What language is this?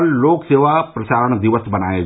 Hindi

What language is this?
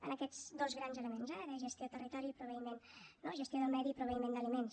Catalan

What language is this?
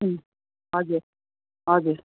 Nepali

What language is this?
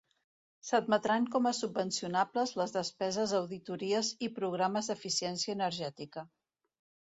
Catalan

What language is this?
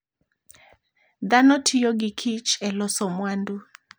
Luo (Kenya and Tanzania)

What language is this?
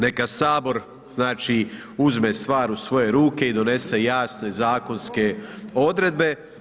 Croatian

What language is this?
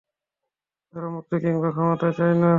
Bangla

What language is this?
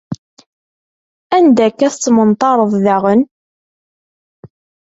Kabyle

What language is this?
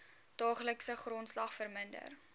Afrikaans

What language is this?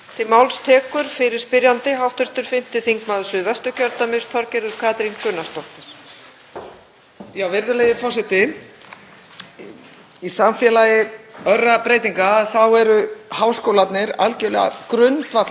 Icelandic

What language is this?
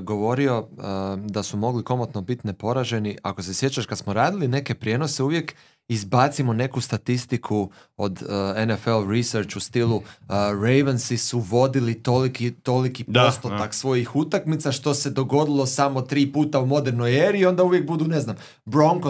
Croatian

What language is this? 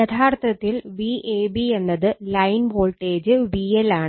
Malayalam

